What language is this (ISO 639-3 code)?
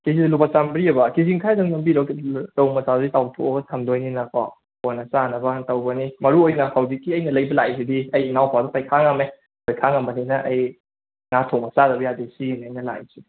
mni